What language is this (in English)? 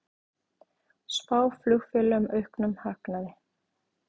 Icelandic